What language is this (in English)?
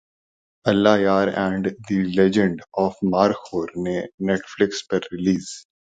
Urdu